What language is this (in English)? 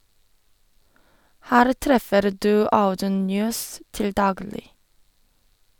Norwegian